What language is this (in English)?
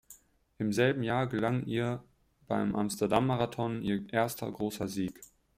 German